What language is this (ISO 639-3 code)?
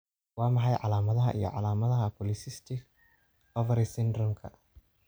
som